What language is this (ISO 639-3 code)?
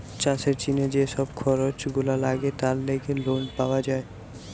ben